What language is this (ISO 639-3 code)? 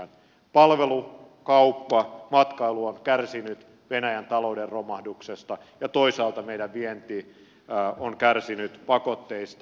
fin